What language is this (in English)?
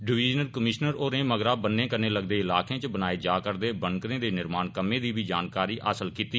Dogri